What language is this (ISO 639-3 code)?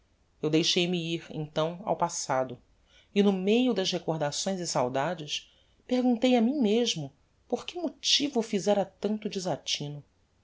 por